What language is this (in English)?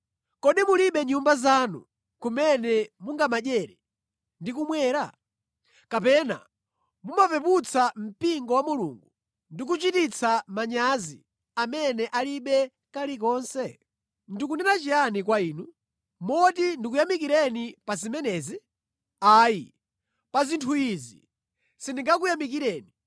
Nyanja